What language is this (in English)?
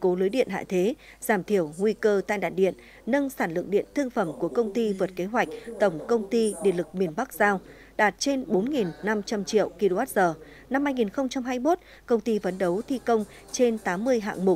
Vietnamese